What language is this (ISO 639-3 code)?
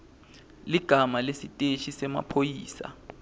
ssw